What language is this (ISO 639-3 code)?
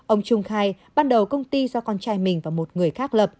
vie